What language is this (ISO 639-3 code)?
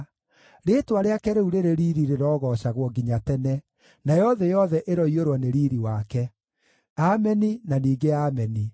kik